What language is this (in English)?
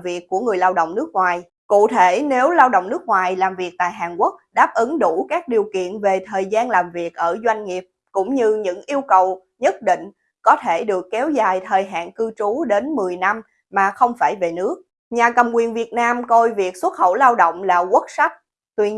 Vietnamese